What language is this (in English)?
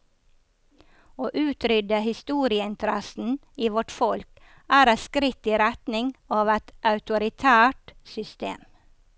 Norwegian